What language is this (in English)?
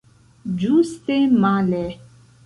Esperanto